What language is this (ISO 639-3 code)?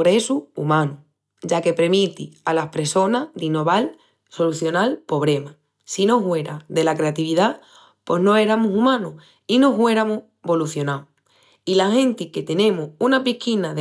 ext